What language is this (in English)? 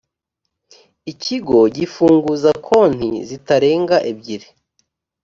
Kinyarwanda